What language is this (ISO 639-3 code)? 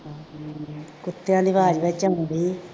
pan